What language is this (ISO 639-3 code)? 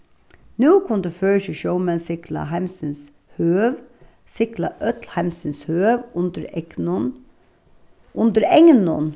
fao